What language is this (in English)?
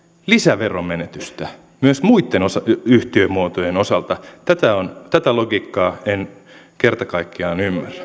Finnish